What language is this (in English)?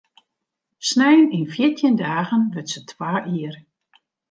Western Frisian